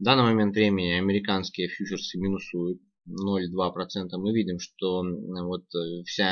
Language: Russian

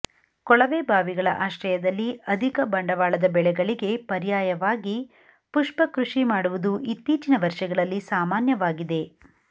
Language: Kannada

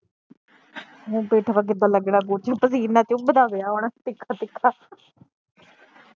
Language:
Punjabi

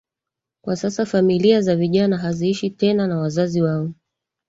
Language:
Swahili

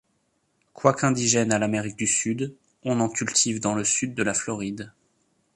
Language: French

